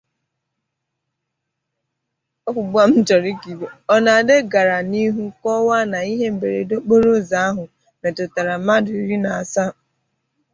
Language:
Igbo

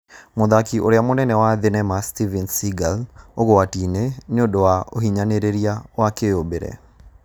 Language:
Kikuyu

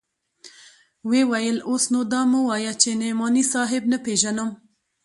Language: Pashto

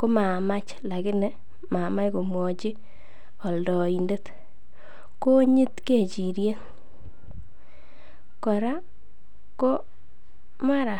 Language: Kalenjin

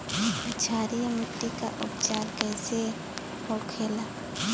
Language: Bhojpuri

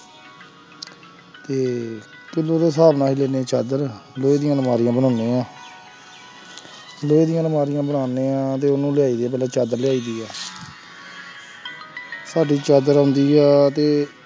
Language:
Punjabi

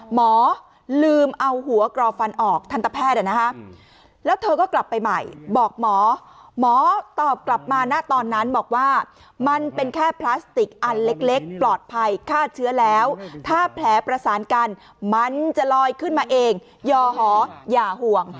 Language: Thai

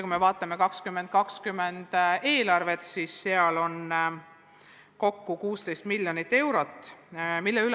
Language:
Estonian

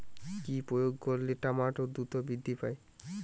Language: Bangla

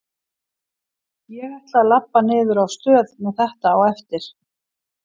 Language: Icelandic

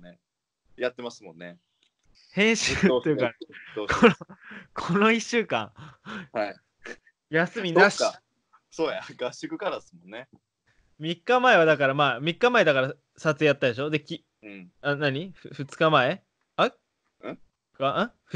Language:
Japanese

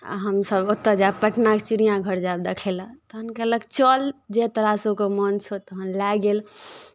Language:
Maithili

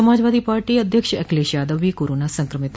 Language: Hindi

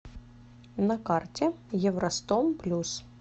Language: Russian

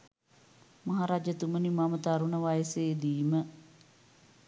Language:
Sinhala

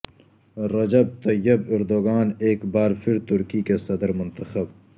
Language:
Urdu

